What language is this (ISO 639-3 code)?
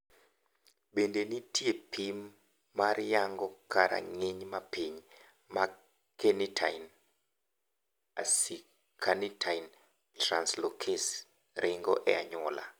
luo